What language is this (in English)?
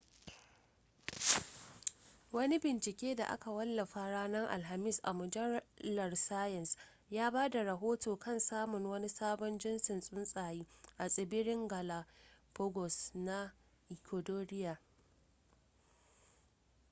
Hausa